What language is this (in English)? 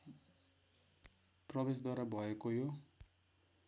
Nepali